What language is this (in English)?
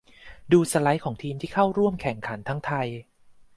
Thai